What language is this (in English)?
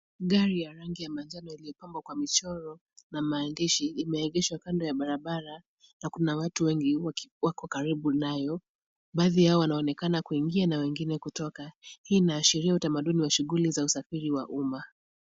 Swahili